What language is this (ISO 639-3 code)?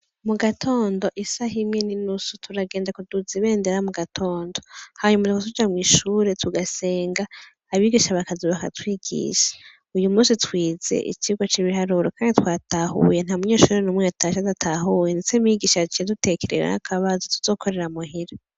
run